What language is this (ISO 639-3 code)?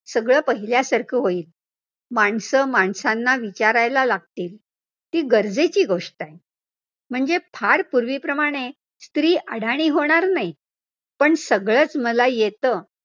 mar